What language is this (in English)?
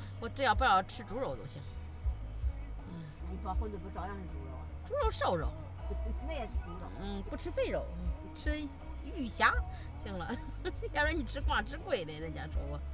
Chinese